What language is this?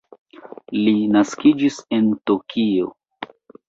Esperanto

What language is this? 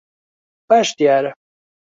Central Kurdish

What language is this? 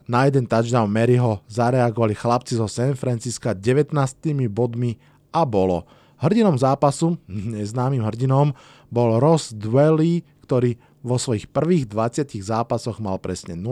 Slovak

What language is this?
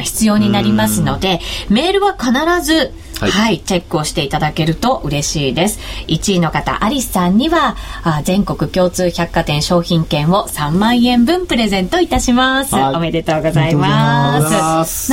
Japanese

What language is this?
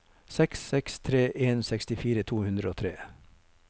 Norwegian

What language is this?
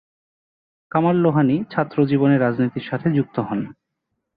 Bangla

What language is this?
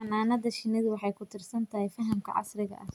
Somali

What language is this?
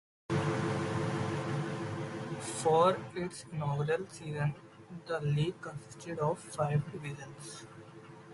English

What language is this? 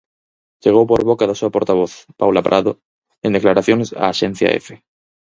Galician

